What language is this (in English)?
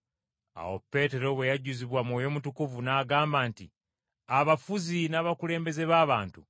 Ganda